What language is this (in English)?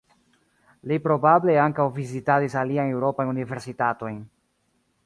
Esperanto